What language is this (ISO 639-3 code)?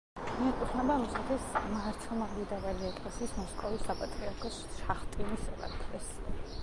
kat